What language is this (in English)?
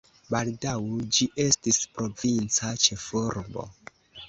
Esperanto